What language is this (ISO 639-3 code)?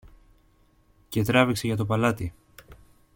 ell